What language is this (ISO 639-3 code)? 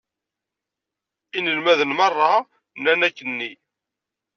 kab